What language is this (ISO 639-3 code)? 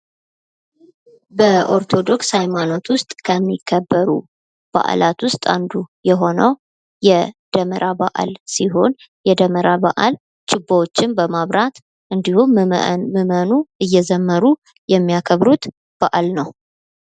amh